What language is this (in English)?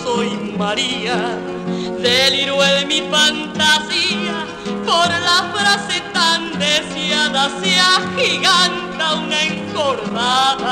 Spanish